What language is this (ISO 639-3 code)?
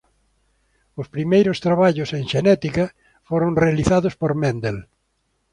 glg